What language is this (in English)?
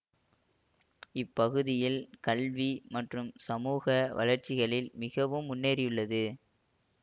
Tamil